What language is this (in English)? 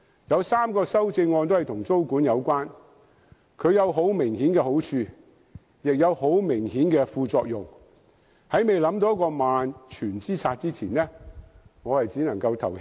Cantonese